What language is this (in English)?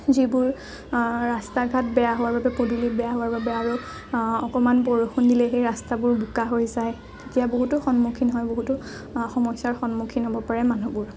Assamese